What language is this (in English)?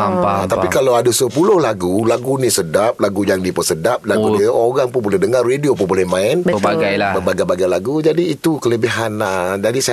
Malay